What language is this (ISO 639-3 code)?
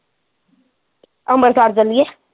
pan